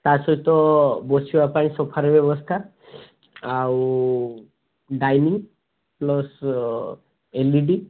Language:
Odia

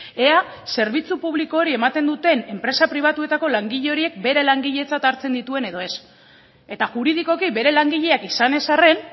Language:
Basque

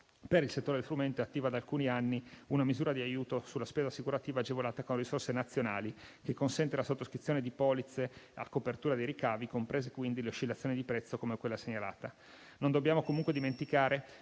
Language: Italian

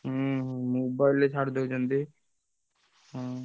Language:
Odia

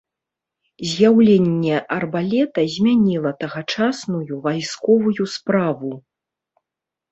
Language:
Belarusian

